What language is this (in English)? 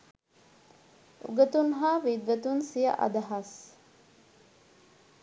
Sinhala